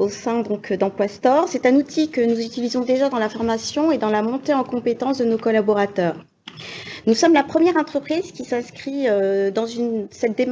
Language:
French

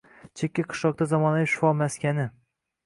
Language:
Uzbek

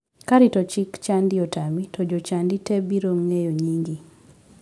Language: Luo (Kenya and Tanzania)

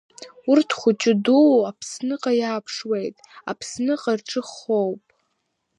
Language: Abkhazian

